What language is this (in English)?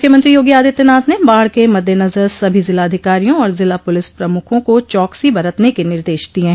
Hindi